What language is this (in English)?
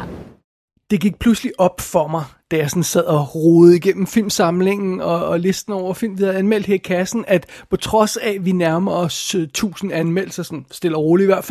Danish